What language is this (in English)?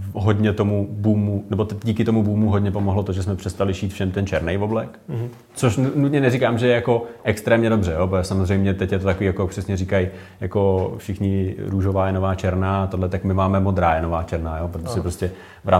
Czech